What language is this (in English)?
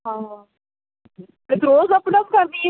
Punjabi